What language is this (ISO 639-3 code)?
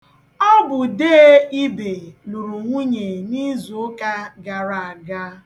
ibo